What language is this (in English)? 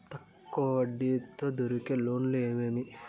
Telugu